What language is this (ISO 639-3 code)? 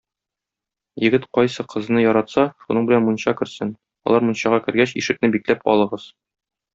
tat